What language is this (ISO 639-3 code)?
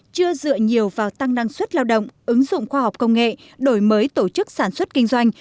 vie